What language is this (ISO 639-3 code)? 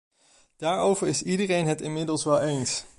nld